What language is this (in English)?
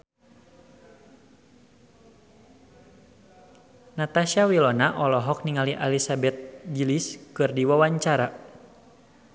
Sundanese